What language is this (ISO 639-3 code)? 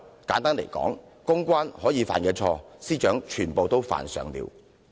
yue